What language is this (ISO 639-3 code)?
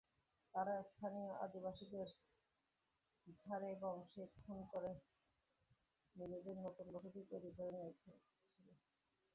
ben